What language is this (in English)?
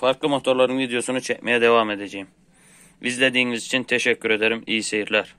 Turkish